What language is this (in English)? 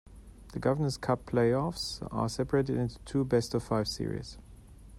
English